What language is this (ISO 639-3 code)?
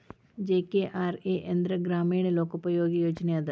kan